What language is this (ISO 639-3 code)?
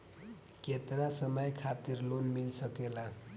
bho